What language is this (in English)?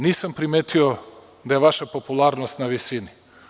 Serbian